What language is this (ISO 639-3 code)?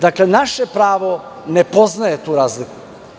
srp